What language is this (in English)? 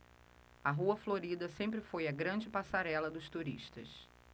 Portuguese